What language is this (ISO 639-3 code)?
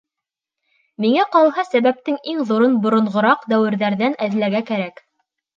bak